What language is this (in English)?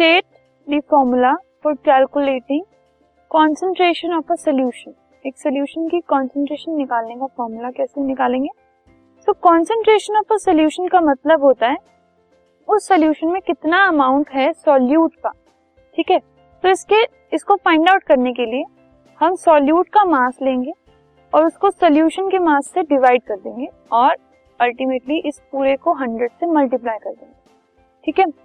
Hindi